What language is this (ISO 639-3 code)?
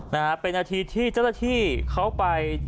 tha